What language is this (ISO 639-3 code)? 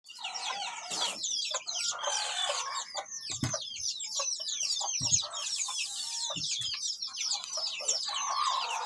ind